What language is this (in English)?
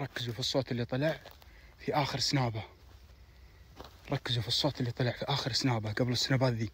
Arabic